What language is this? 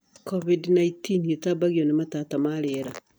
Kikuyu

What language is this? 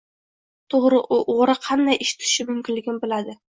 Uzbek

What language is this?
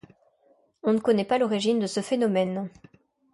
French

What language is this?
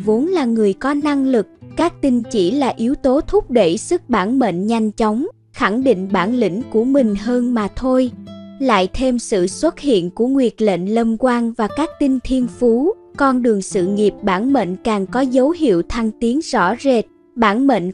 Vietnamese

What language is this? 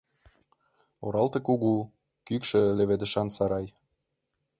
Mari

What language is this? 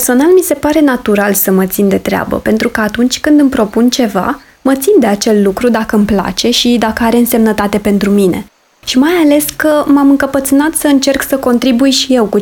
Romanian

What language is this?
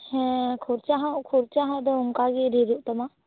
Santali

